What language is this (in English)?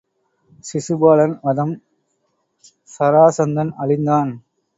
Tamil